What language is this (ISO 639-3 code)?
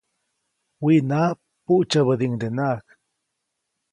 zoc